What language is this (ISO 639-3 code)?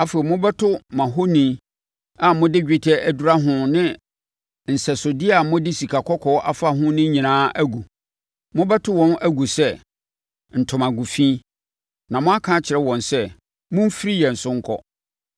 aka